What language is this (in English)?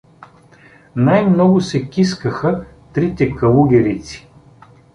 Bulgarian